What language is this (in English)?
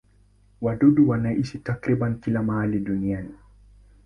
Swahili